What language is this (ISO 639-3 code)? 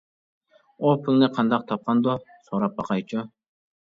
uig